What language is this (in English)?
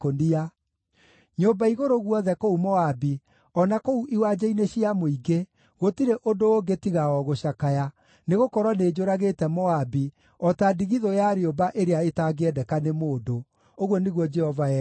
Kikuyu